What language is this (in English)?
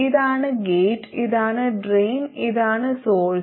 Malayalam